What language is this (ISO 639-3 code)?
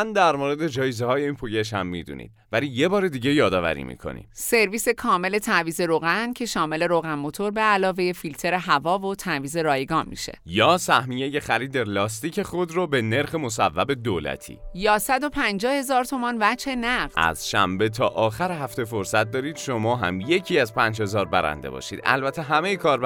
fas